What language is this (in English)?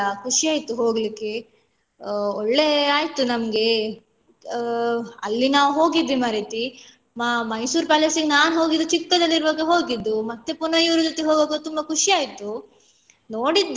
Kannada